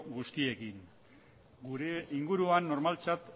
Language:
Basque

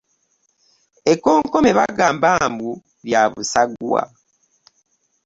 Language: Ganda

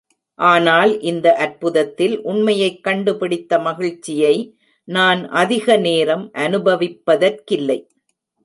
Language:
Tamil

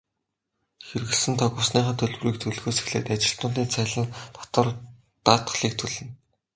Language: Mongolian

